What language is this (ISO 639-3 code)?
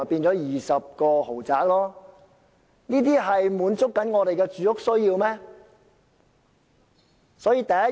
yue